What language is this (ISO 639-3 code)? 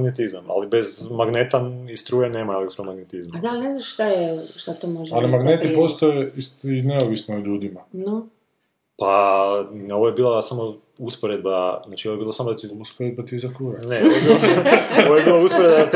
hrv